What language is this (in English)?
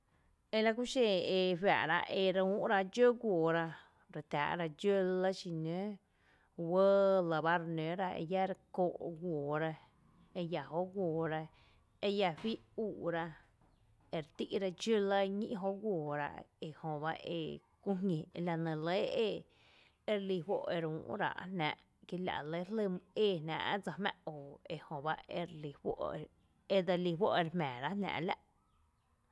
Tepinapa Chinantec